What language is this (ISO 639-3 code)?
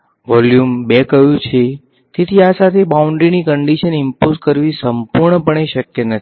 guj